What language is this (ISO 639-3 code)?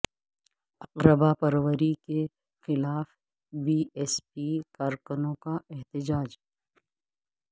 urd